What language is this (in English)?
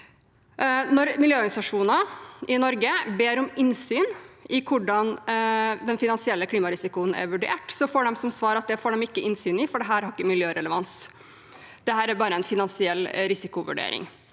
Norwegian